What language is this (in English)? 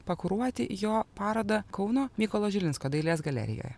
Lithuanian